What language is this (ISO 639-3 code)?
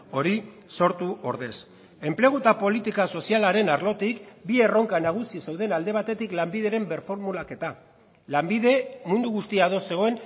eus